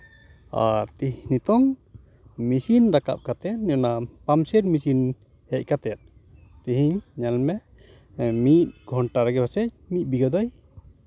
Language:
Santali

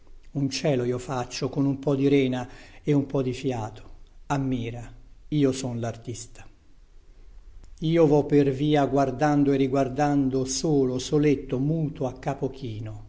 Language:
Italian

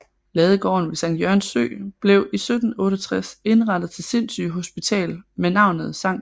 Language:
Danish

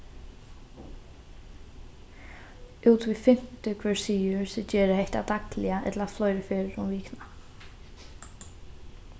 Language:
Faroese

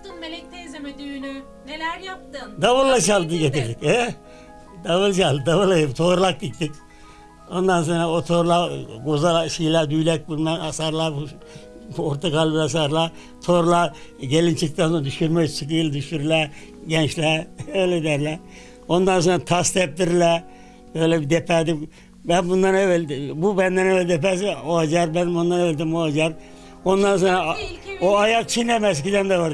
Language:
Turkish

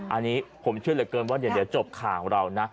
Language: Thai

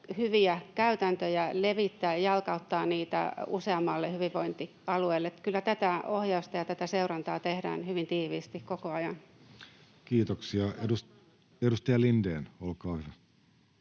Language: Finnish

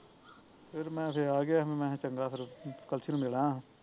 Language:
Punjabi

